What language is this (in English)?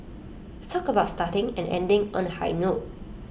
English